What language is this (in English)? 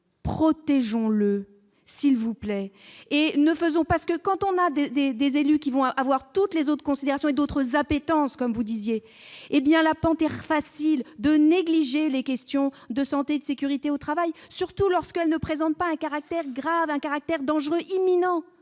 French